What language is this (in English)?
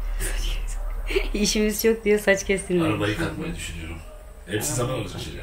Turkish